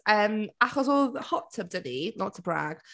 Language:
Welsh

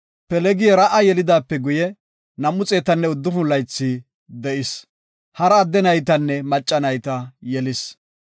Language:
Gofa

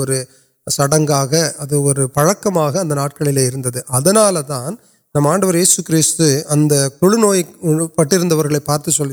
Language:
Urdu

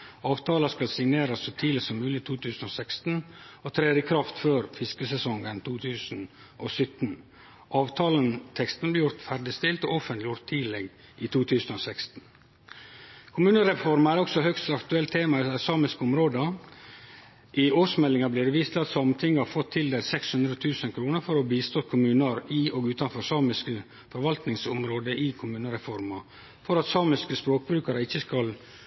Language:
Norwegian Nynorsk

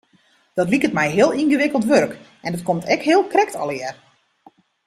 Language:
Western Frisian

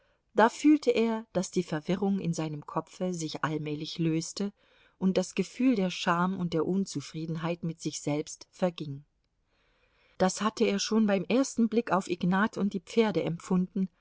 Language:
German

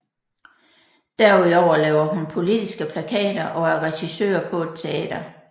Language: Danish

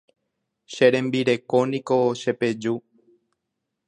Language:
Guarani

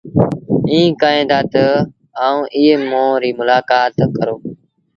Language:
Sindhi Bhil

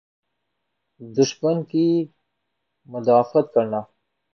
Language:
Urdu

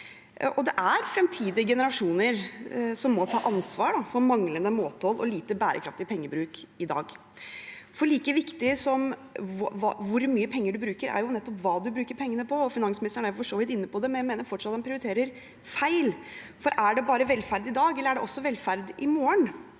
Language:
Norwegian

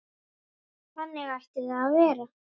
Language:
Icelandic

